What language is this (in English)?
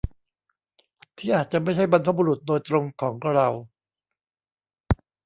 Thai